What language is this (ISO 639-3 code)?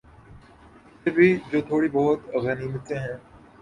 urd